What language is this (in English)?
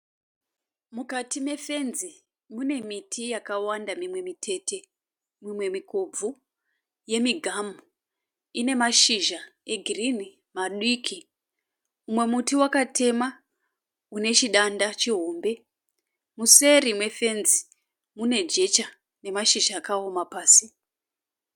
Shona